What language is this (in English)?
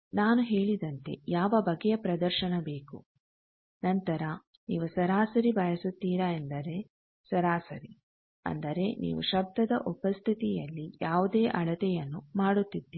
Kannada